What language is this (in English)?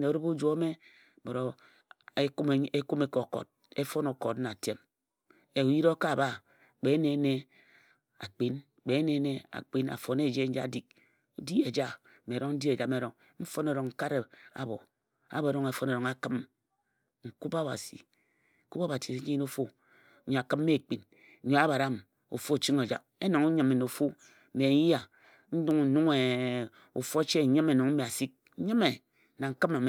Ejagham